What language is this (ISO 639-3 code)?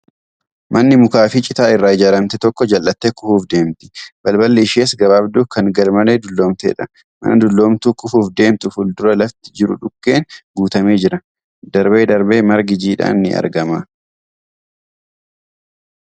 orm